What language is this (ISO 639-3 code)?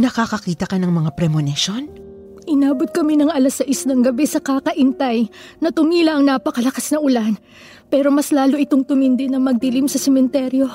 fil